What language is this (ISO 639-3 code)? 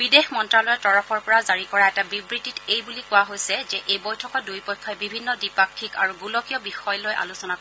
asm